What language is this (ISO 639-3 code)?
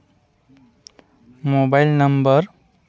sat